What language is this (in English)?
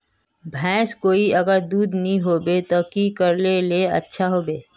Magahi